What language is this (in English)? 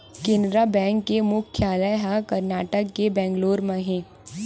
Chhattisgarhi